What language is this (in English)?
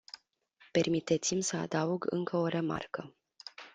Romanian